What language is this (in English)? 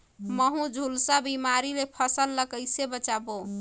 Chhattisgarhi